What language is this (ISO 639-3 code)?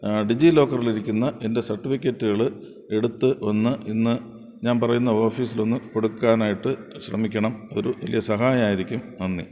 mal